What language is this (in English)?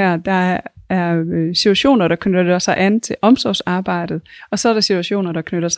Danish